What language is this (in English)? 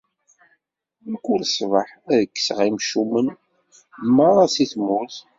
Kabyle